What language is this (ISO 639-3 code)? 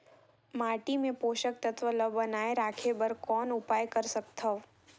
hne